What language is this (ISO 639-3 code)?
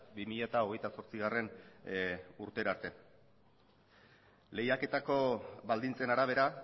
eus